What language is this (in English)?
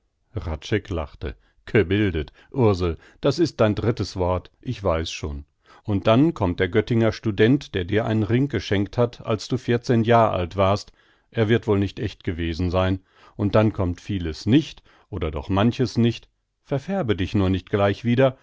German